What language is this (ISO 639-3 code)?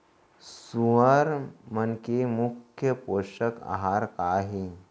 hne